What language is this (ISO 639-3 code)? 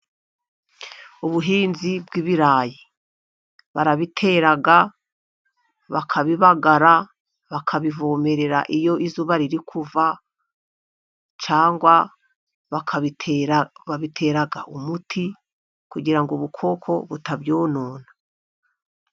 kin